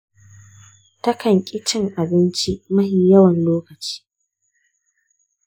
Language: Hausa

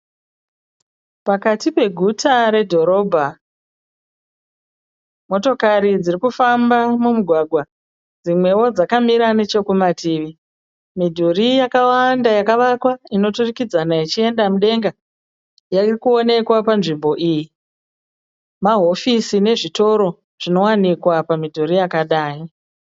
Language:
Shona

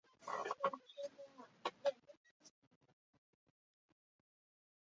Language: Chinese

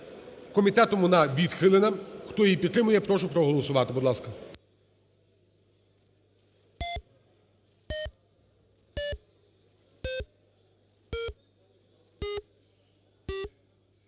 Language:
Ukrainian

